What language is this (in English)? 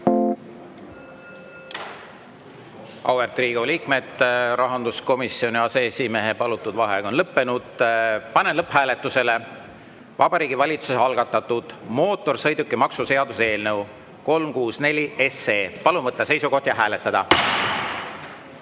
Estonian